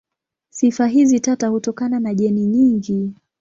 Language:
Swahili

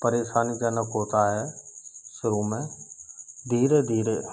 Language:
Hindi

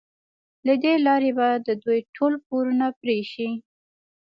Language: Pashto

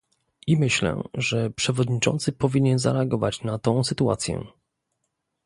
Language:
Polish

